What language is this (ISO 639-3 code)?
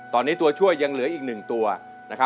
tha